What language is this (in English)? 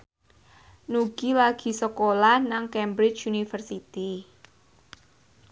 Javanese